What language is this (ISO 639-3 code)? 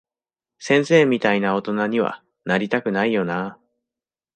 jpn